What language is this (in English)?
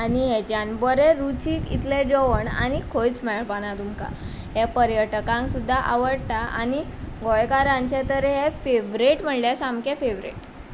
Konkani